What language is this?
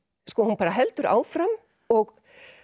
Icelandic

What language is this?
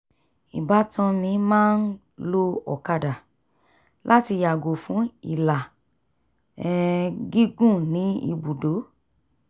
Yoruba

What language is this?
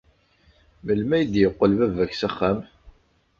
Kabyle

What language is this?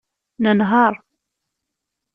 Kabyle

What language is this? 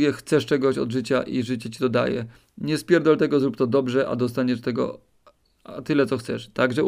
Polish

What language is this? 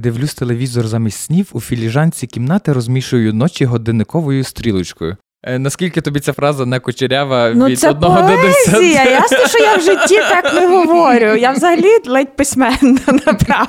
Ukrainian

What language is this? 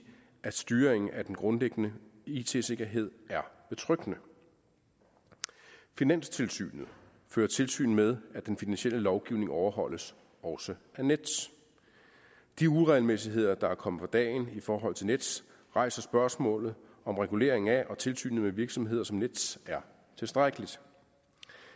Danish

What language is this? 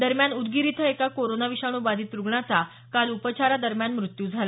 Marathi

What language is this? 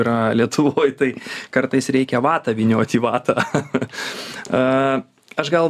Lithuanian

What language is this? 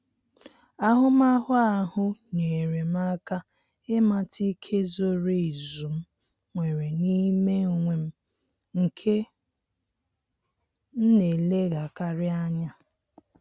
Igbo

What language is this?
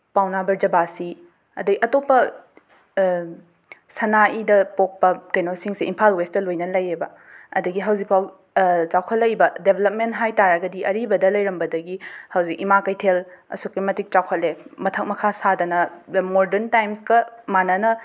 Manipuri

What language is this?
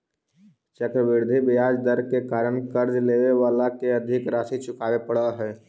Magahi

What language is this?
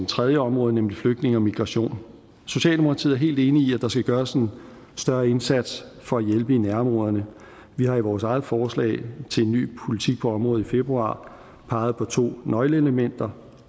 Danish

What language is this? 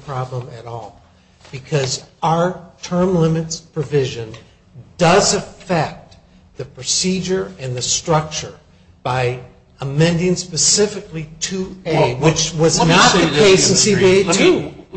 English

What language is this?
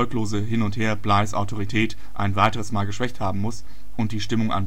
German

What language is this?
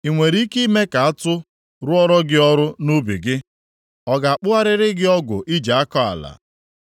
Igbo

